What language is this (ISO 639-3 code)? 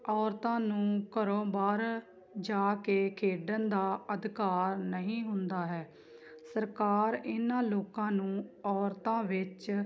pan